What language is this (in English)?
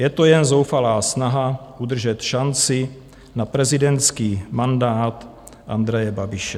Czech